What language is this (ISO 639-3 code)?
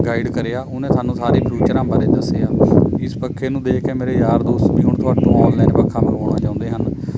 pan